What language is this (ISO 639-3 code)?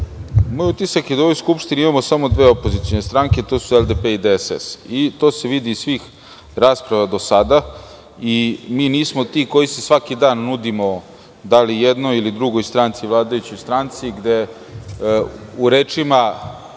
srp